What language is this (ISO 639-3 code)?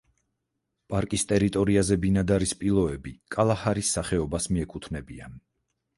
kat